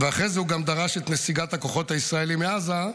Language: Hebrew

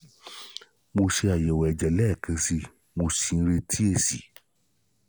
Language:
Yoruba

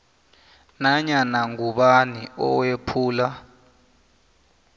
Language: South Ndebele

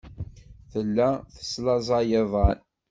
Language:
Kabyle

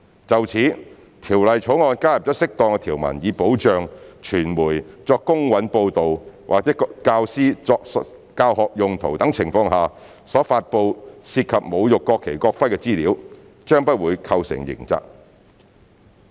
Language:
Cantonese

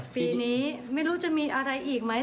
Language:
Thai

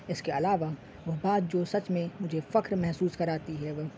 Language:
Urdu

